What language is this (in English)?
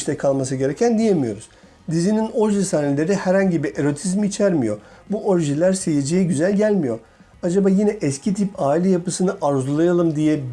Turkish